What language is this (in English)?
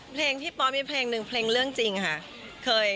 Thai